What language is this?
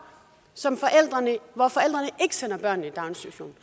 Danish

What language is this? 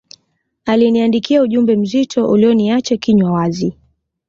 Swahili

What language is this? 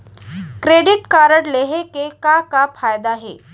Chhattisgarhi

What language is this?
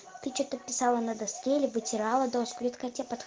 Russian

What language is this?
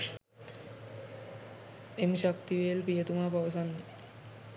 Sinhala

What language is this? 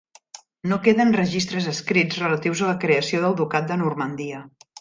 Catalan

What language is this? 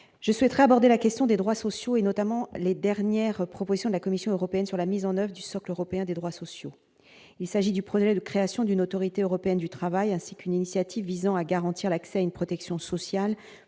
French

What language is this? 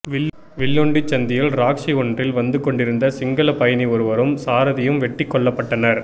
Tamil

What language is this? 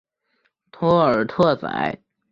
Chinese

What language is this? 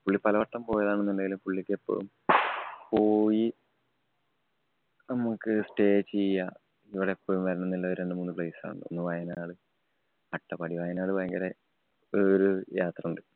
Malayalam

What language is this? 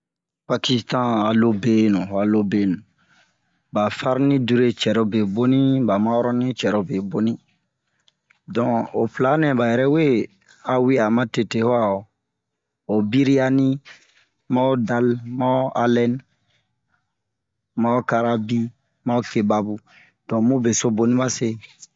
Bomu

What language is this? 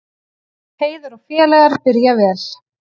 Icelandic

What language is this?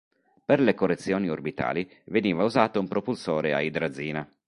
Italian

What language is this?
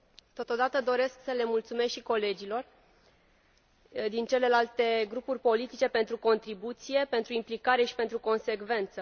Romanian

